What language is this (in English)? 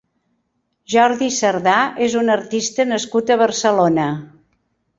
Catalan